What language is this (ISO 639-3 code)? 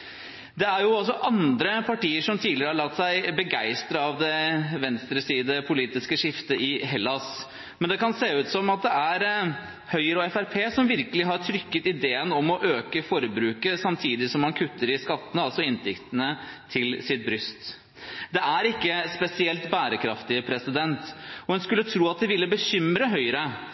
nob